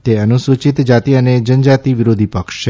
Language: Gujarati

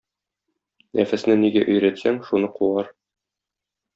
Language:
Tatar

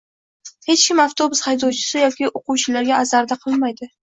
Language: Uzbek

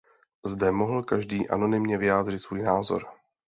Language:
Czech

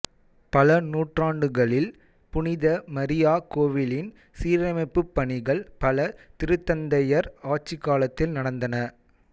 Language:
Tamil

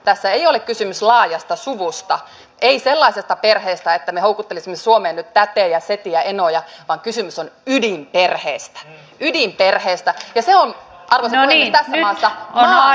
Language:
Finnish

